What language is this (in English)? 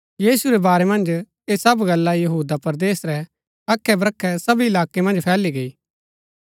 Gaddi